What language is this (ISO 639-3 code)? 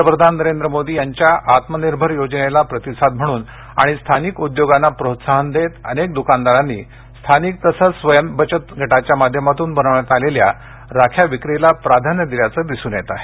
mar